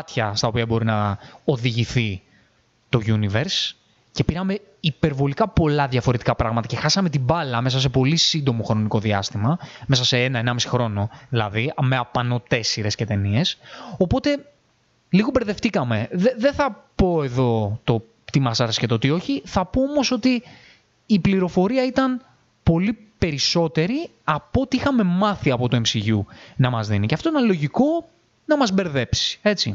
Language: Greek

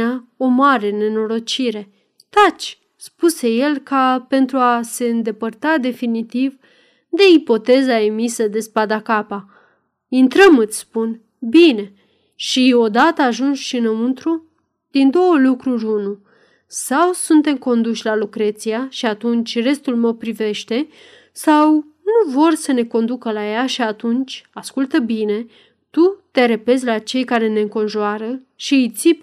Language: Romanian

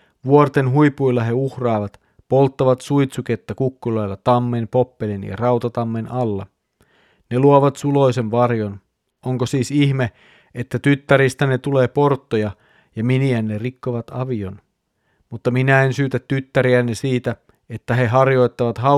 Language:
Finnish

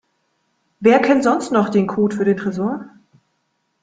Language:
German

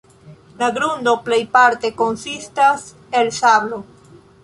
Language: Esperanto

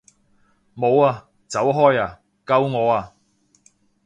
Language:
Cantonese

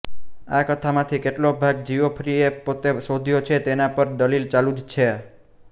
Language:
Gujarati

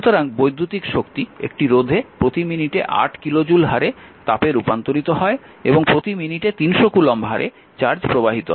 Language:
Bangla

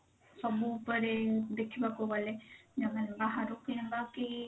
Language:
Odia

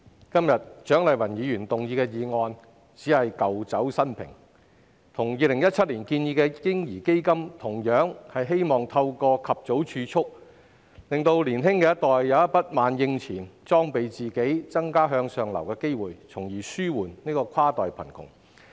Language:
Cantonese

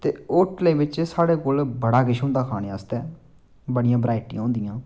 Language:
Dogri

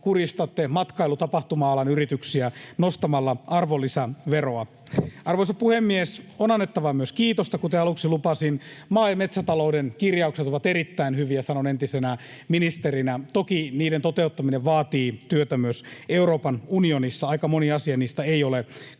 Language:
Finnish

